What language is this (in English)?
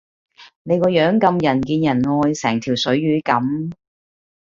Cantonese